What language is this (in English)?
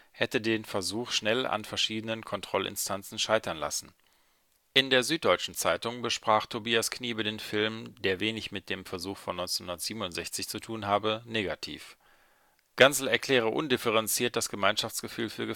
German